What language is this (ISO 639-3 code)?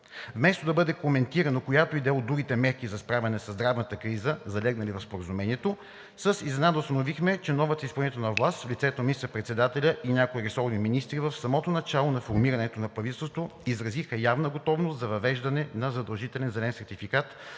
bul